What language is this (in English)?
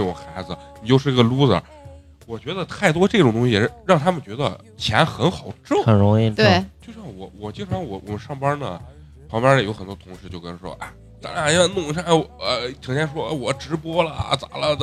Chinese